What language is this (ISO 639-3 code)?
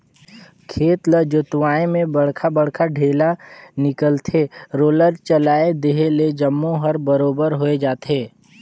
hne